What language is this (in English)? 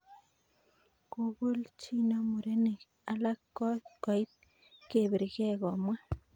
Kalenjin